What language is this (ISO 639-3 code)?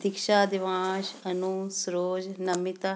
pan